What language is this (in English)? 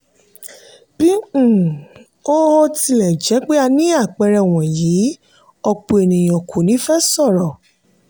Yoruba